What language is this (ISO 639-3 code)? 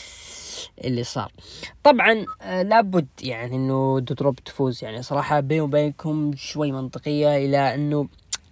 ara